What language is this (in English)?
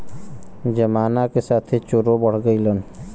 Bhojpuri